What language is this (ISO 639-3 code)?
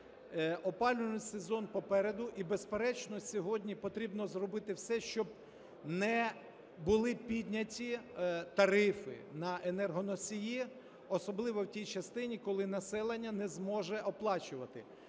ukr